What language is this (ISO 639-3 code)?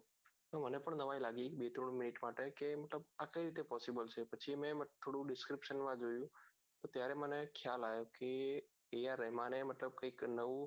guj